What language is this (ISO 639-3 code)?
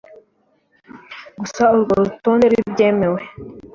kin